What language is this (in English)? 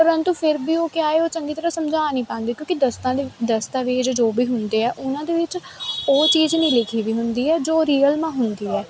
Punjabi